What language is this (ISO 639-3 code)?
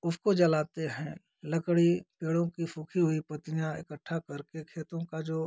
hin